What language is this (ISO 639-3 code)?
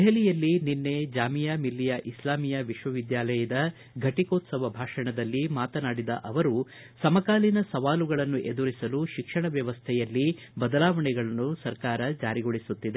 kan